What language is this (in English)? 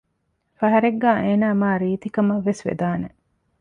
Divehi